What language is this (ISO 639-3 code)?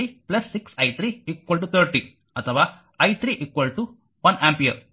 kan